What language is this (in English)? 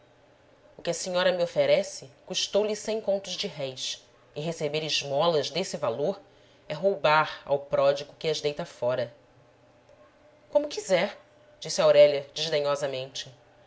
Portuguese